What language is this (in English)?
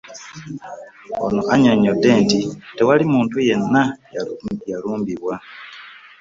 Ganda